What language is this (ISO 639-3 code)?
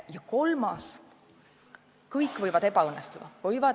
est